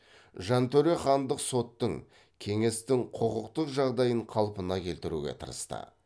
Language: Kazakh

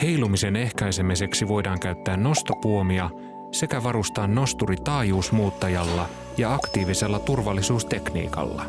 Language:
Finnish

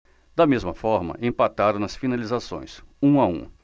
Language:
Portuguese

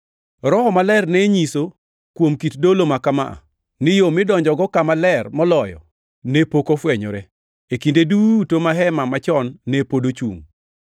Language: Luo (Kenya and Tanzania)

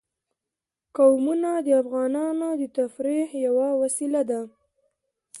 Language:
Pashto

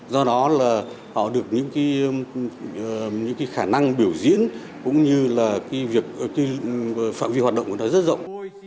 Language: Vietnamese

